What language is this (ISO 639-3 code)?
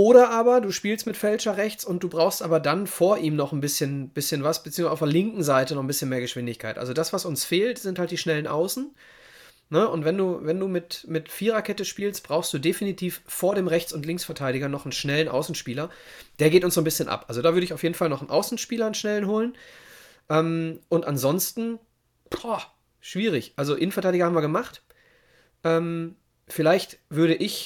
deu